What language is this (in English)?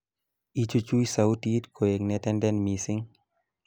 Kalenjin